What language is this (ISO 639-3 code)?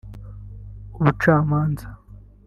kin